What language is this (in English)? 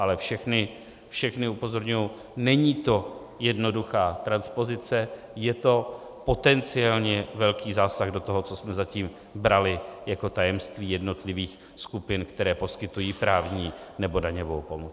Czech